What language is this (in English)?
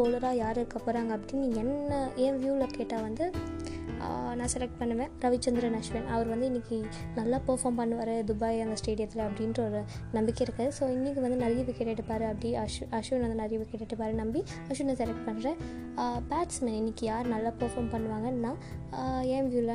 Tamil